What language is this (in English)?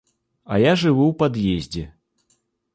Belarusian